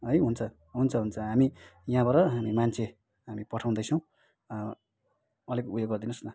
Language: Nepali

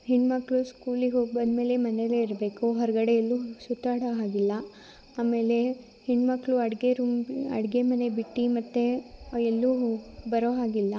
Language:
Kannada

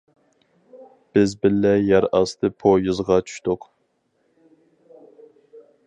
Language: Uyghur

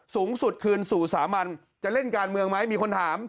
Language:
Thai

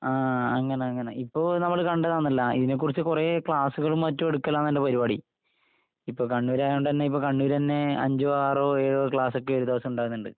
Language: Malayalam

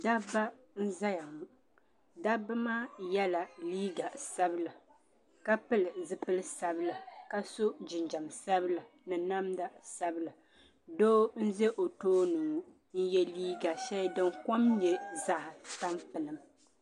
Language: Dagbani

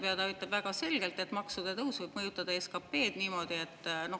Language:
Estonian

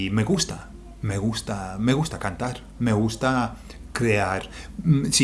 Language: Spanish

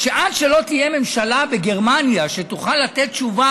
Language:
Hebrew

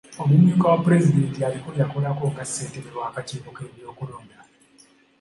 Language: Ganda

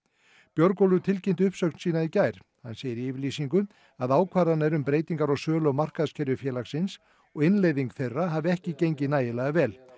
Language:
Icelandic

